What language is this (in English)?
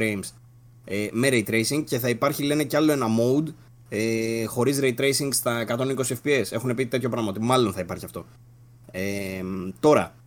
Greek